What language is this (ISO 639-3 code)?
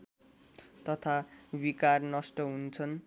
nep